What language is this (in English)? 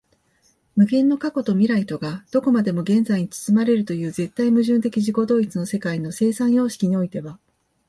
Japanese